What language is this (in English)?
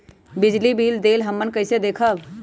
Magahi